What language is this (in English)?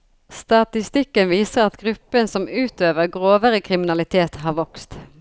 Norwegian